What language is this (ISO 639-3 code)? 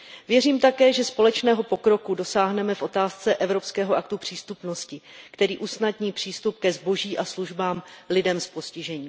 ces